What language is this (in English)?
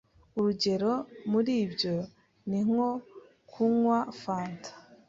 Kinyarwanda